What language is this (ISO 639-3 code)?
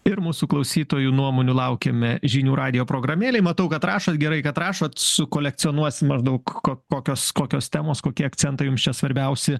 lit